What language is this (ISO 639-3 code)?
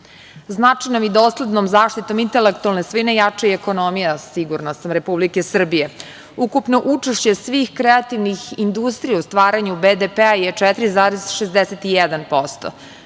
srp